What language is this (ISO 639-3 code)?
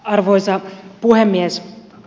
fin